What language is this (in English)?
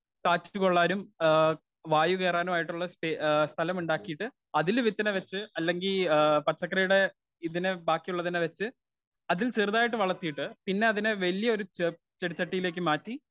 Malayalam